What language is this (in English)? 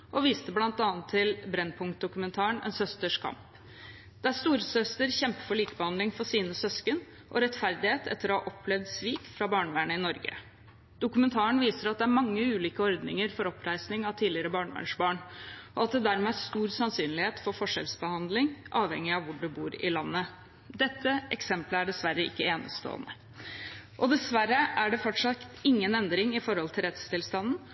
Norwegian Bokmål